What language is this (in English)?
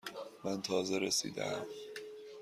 Persian